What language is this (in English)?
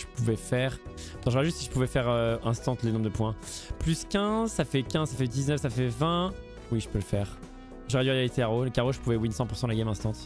French